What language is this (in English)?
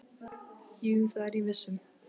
Icelandic